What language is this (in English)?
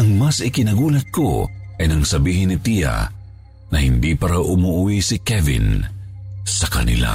Filipino